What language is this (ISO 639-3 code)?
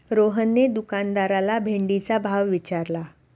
mar